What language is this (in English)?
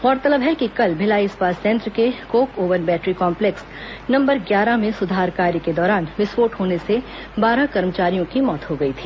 Hindi